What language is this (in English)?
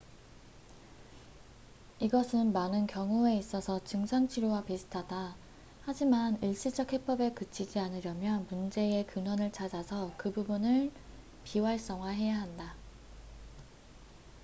Korean